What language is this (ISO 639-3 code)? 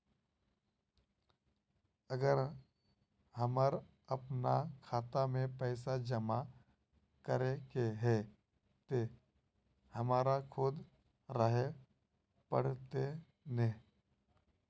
mag